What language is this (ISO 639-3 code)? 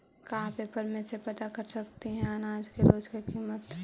mag